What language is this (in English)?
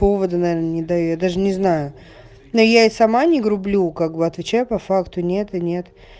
Russian